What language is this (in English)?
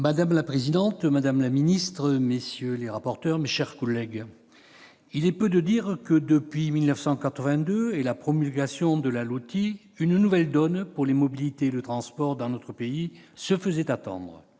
French